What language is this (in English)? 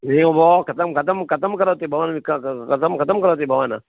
Sanskrit